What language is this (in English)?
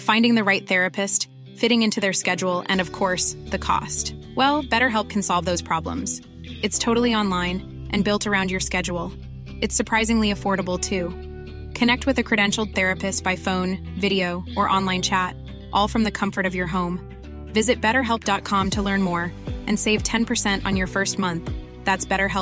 Filipino